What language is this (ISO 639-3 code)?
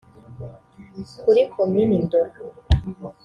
kin